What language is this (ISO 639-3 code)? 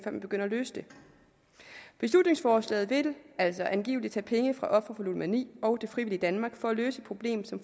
dan